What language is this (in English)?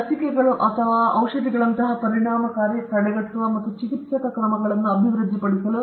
Kannada